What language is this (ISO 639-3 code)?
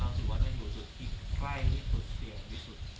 tha